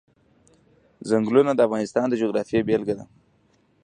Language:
Pashto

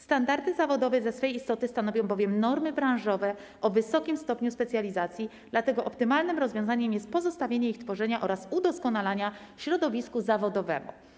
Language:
Polish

